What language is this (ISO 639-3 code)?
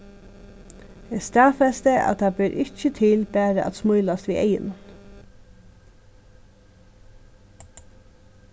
fao